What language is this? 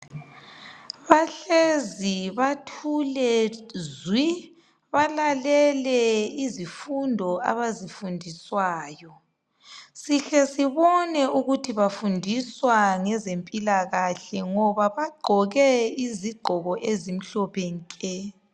North Ndebele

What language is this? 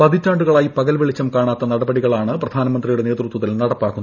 Malayalam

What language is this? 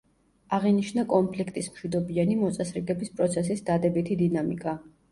Georgian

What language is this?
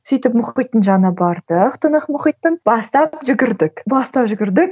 Kazakh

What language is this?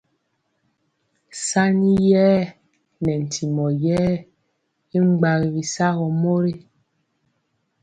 Mpiemo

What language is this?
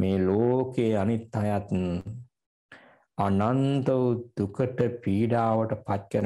Romanian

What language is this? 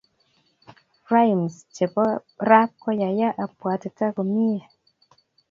Kalenjin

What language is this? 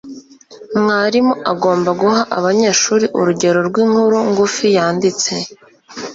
Kinyarwanda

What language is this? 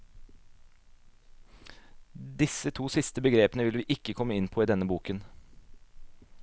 Norwegian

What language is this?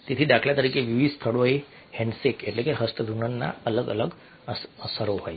Gujarati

